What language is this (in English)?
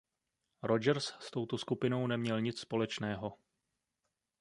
Czech